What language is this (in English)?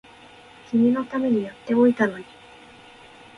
Japanese